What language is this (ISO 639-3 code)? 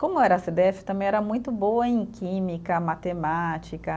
por